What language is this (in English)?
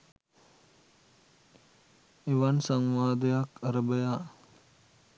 Sinhala